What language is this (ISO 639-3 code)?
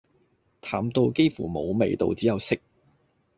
yue